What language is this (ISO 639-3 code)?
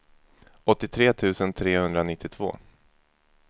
swe